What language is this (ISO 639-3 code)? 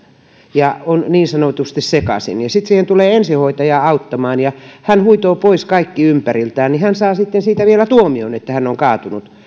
fin